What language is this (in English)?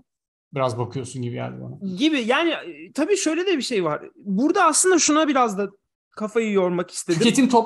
Turkish